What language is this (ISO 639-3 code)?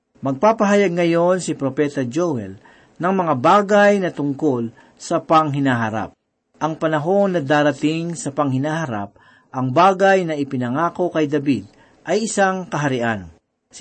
fil